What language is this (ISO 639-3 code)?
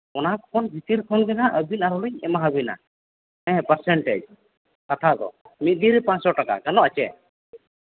sat